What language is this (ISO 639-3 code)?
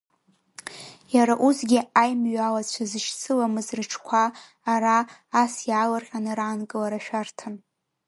abk